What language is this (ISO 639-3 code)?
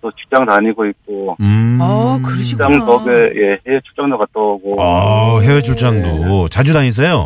kor